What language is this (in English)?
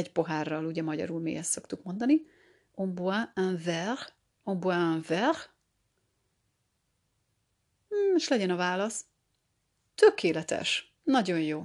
Hungarian